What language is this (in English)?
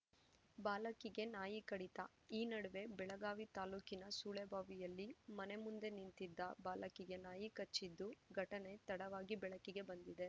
Kannada